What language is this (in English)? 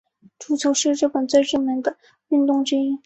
Chinese